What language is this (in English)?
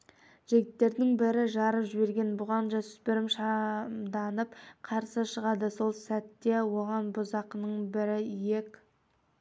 Kazakh